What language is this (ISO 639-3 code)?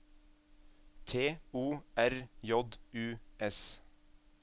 nor